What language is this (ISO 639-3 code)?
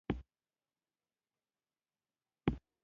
pus